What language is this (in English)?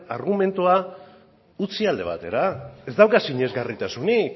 Basque